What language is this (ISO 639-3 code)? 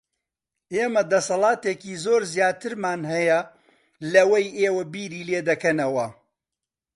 ckb